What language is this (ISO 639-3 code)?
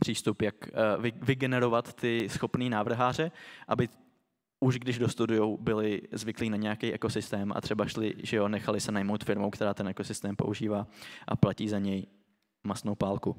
ces